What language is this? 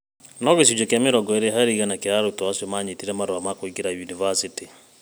Kikuyu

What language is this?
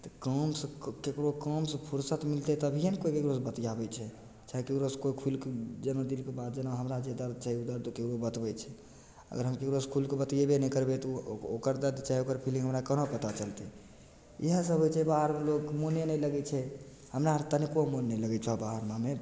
Maithili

